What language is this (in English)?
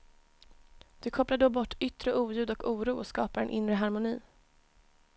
Swedish